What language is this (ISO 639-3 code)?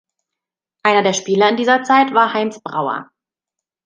deu